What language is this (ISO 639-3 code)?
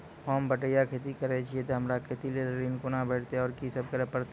mai